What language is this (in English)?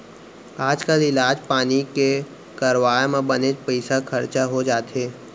Chhattisgarhi